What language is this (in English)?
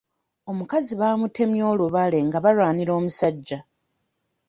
Ganda